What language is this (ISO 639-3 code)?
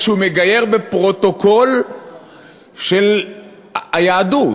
heb